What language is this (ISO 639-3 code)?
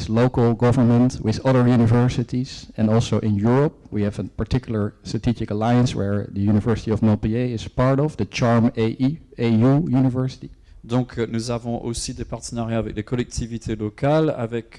fra